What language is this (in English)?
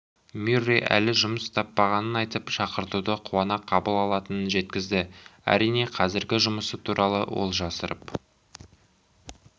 Kazakh